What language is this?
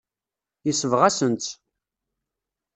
Kabyle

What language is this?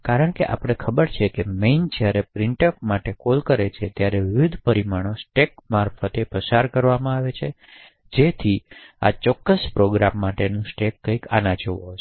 Gujarati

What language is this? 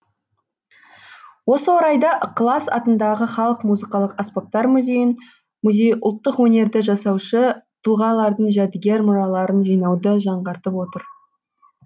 Kazakh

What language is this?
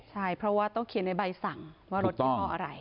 Thai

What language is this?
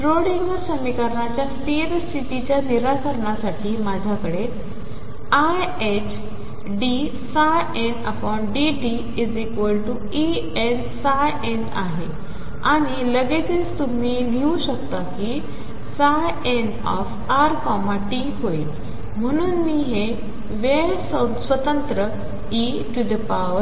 Marathi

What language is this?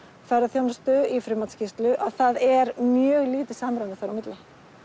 Icelandic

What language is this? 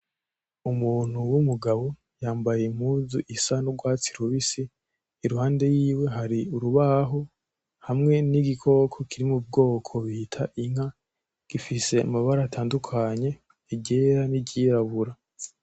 Rundi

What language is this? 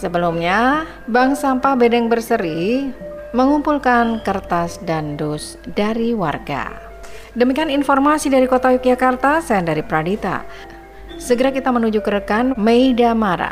Indonesian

